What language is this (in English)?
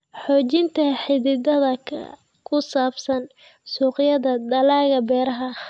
Somali